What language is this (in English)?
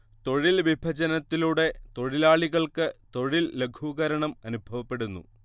Malayalam